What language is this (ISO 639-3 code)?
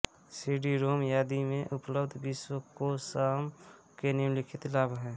hin